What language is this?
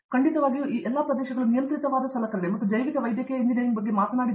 Kannada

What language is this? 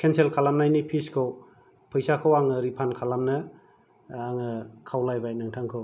Bodo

